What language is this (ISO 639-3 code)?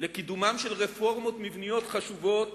heb